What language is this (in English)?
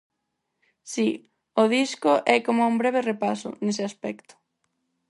Galician